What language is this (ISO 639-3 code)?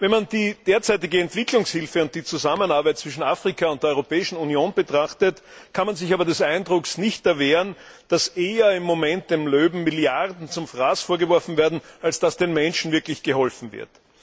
deu